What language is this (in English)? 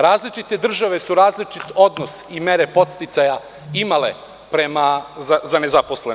Serbian